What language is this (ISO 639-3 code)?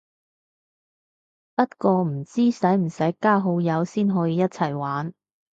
yue